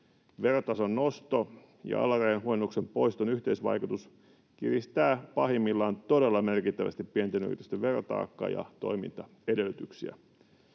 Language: Finnish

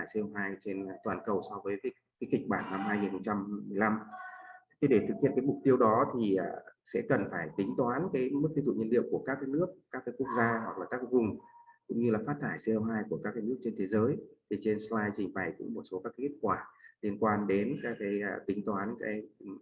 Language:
Vietnamese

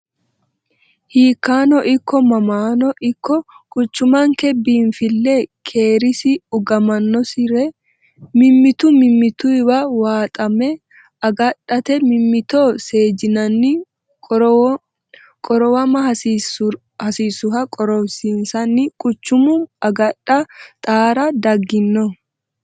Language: Sidamo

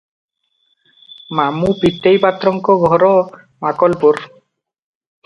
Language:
Odia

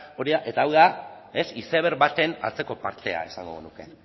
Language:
Basque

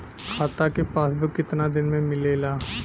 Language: Bhojpuri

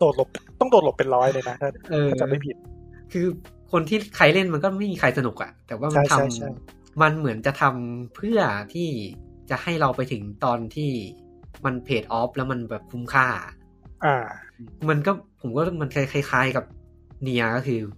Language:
Thai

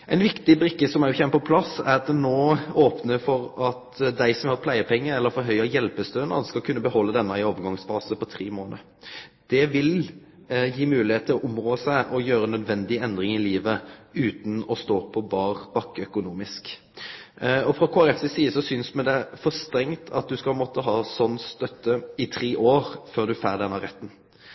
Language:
Norwegian Nynorsk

